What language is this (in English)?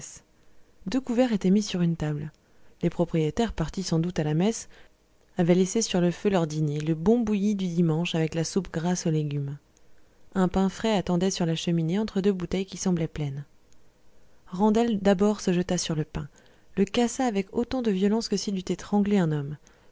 French